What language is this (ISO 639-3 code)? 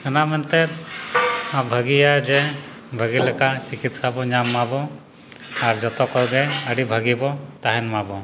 sat